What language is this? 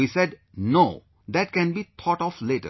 English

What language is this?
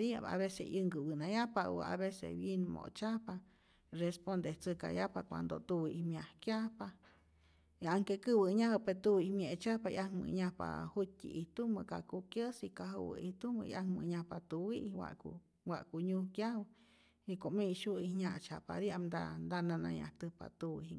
Rayón Zoque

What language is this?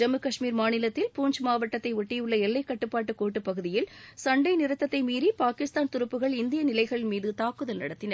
Tamil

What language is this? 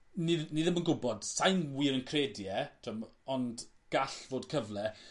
Welsh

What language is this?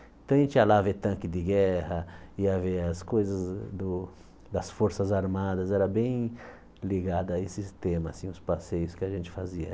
Portuguese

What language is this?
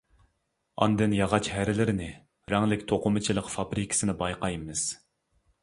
Uyghur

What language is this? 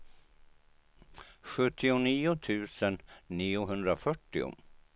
Swedish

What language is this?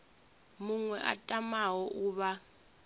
Venda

